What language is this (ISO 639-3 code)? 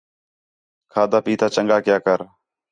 xhe